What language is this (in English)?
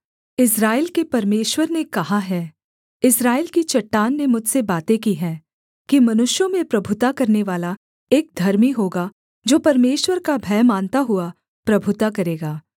Hindi